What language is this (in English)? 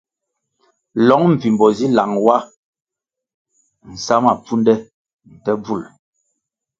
Kwasio